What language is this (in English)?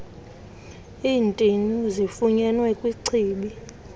Xhosa